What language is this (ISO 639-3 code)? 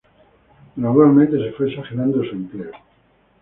spa